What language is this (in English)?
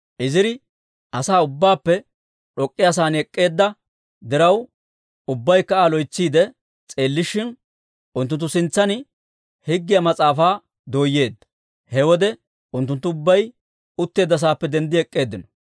Dawro